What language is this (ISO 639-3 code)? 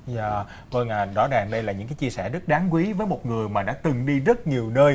vie